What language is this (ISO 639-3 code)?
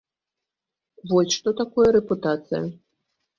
bel